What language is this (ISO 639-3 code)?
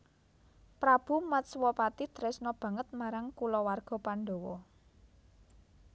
jav